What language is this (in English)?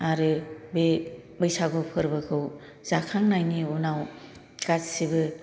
Bodo